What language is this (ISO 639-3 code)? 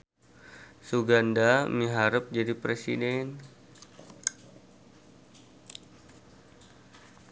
sun